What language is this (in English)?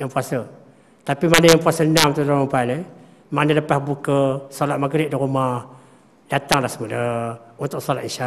Malay